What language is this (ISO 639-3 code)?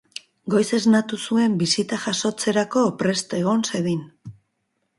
eus